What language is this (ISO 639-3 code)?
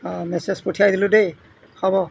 asm